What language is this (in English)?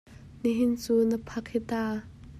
Hakha Chin